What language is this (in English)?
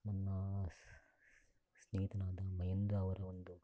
Kannada